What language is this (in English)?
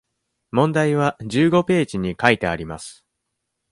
Japanese